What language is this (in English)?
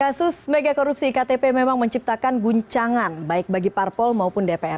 Indonesian